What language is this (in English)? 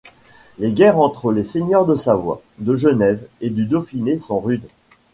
French